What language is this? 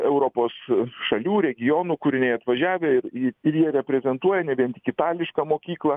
Lithuanian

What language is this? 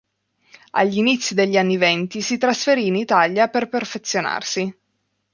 Italian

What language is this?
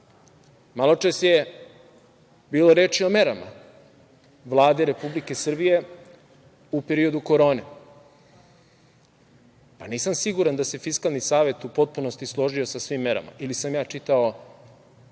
Serbian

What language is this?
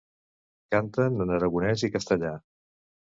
Catalan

